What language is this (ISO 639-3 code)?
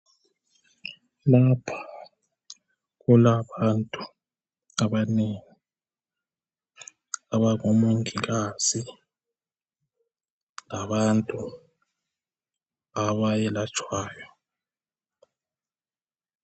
nde